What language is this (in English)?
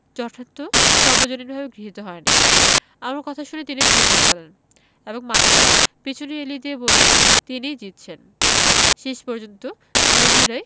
Bangla